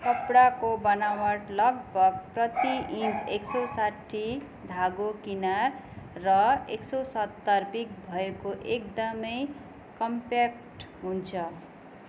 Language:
Nepali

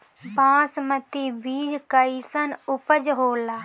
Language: Bhojpuri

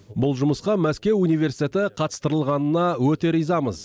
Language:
Kazakh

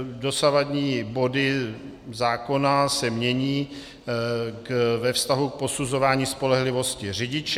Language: Czech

